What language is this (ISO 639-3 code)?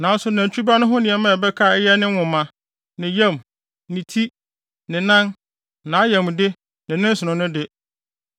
aka